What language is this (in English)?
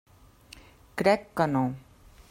Catalan